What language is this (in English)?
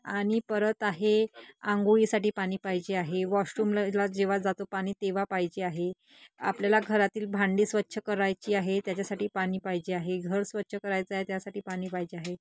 Marathi